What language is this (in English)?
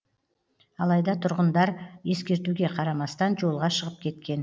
Kazakh